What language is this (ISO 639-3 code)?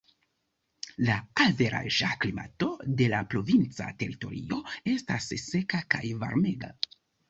epo